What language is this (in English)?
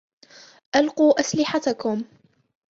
Arabic